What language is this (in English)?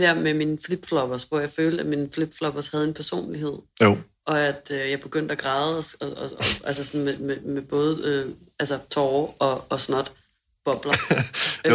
Danish